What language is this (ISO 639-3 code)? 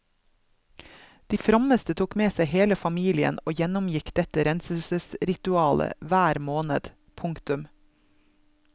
nor